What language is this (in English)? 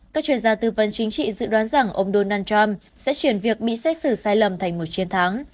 Vietnamese